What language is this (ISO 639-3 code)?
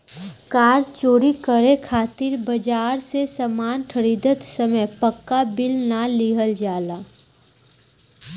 bho